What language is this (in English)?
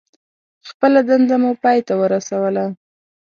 Pashto